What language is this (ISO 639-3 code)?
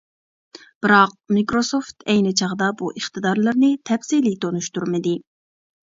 uig